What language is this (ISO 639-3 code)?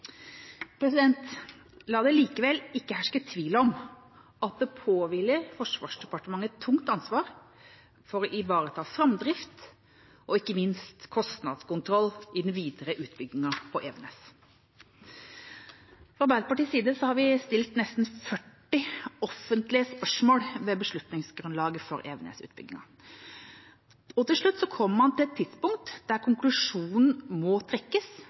nob